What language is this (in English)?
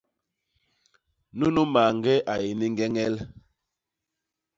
Basaa